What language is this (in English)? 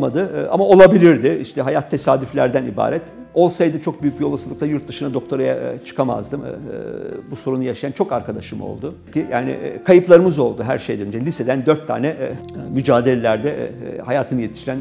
Turkish